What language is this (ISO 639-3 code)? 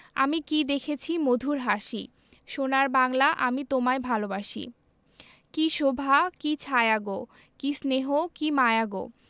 ben